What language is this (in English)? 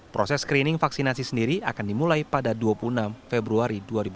Indonesian